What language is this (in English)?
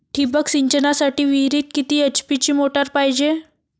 Marathi